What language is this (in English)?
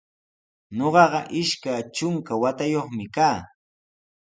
Sihuas Ancash Quechua